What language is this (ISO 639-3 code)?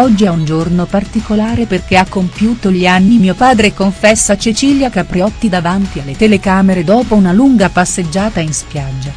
ita